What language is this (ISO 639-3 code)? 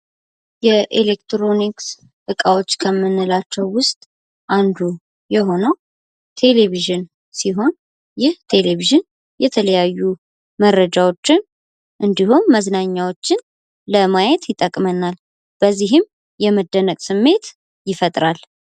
amh